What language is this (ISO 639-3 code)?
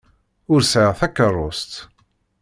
kab